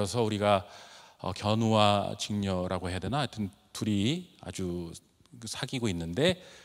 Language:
Korean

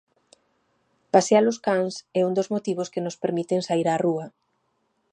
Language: Galician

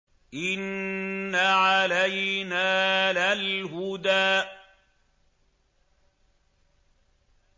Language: Arabic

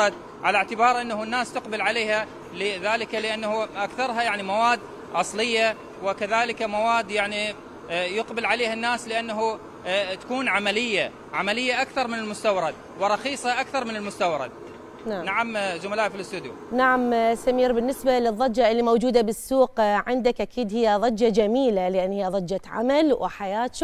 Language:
Arabic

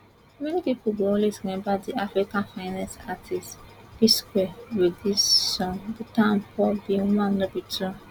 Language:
Nigerian Pidgin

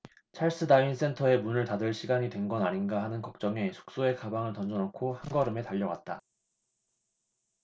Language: Korean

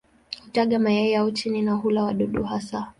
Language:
Swahili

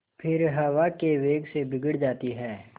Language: Hindi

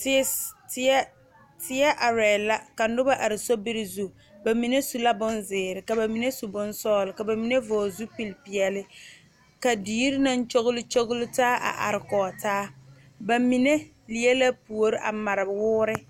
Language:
Southern Dagaare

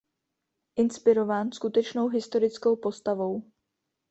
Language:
Czech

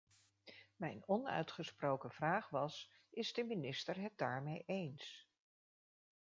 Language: Dutch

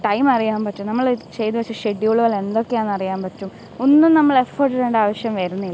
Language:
Malayalam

